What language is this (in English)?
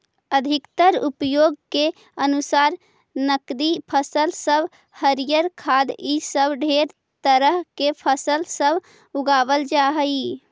Magahi